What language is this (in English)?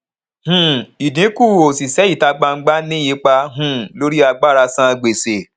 Yoruba